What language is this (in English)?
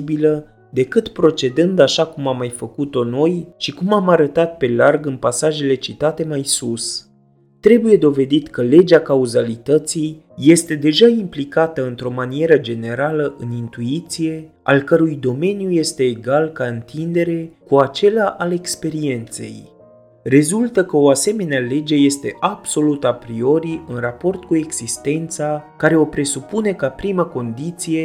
Romanian